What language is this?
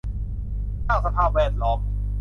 Thai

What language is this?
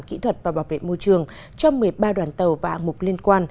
Vietnamese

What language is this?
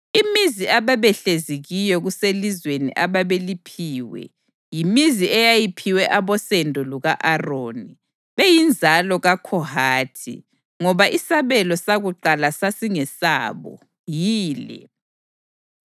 North Ndebele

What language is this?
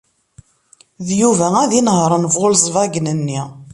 Kabyle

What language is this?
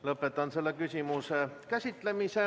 Estonian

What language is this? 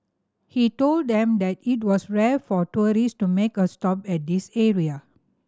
English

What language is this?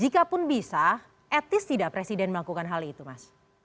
Indonesian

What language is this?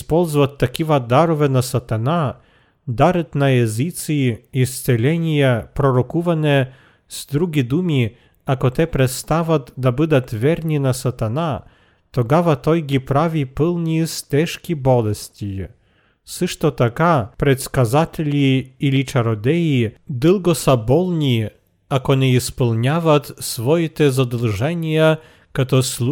Bulgarian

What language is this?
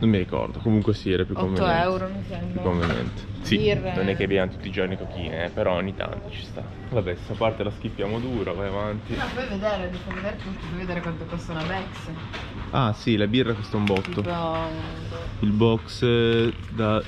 Italian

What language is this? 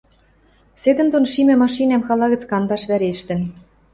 Western Mari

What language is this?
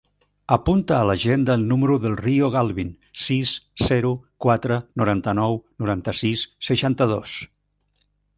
Catalan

